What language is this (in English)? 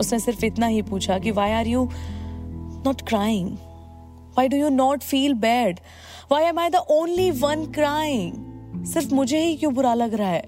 Hindi